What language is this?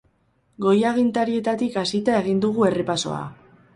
Basque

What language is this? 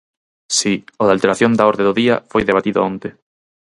Galician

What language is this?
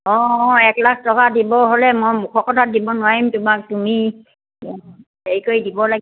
Assamese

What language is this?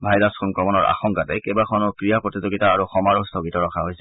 Assamese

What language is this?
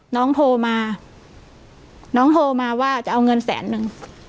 Thai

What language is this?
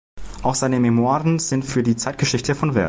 German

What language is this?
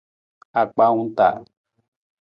Nawdm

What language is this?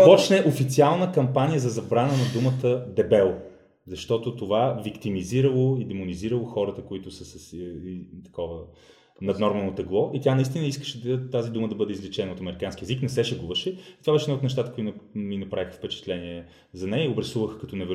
Bulgarian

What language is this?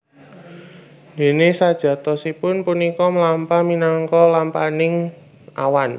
Javanese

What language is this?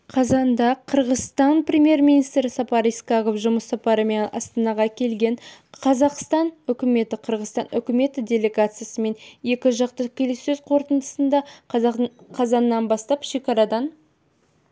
Kazakh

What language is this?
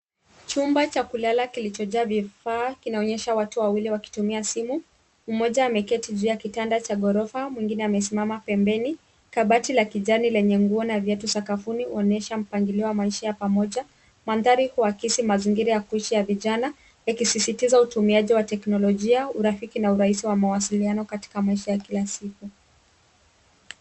Swahili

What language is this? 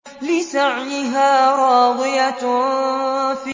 Arabic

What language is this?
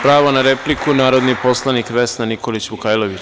Serbian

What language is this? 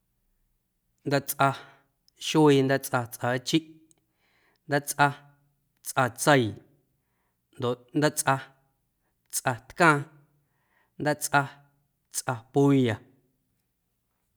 Guerrero Amuzgo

